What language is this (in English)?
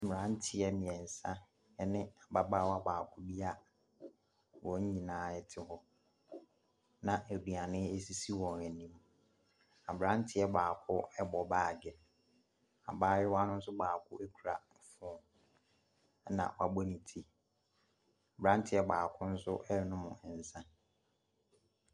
Akan